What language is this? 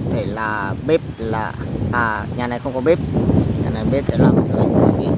Vietnamese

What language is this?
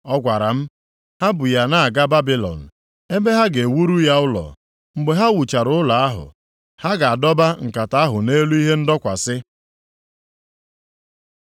Igbo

